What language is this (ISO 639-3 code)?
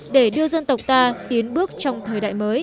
vie